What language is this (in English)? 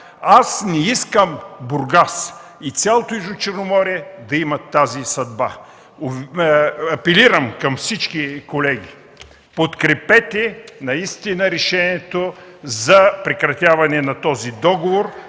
Bulgarian